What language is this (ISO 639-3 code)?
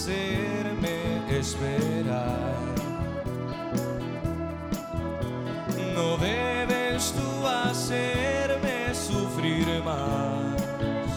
spa